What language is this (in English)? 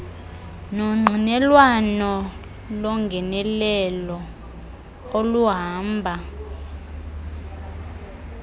Xhosa